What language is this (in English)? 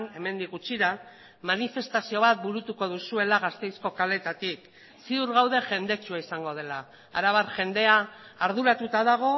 Basque